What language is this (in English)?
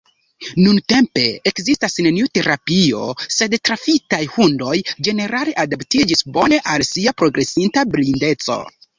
Esperanto